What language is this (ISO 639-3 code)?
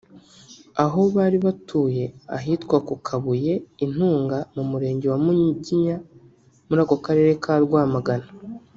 kin